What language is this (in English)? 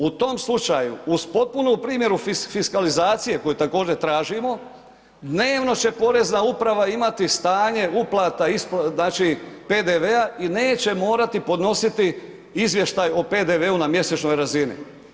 Croatian